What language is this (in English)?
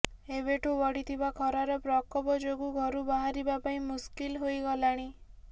Odia